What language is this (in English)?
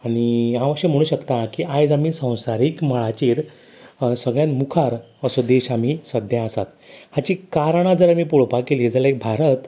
Konkani